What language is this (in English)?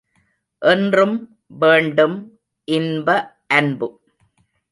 Tamil